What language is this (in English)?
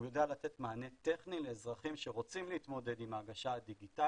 Hebrew